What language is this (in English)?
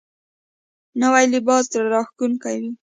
Pashto